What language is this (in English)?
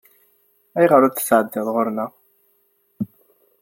Kabyle